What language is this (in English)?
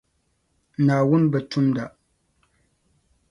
Dagbani